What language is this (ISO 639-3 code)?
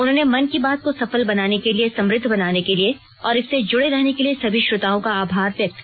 hin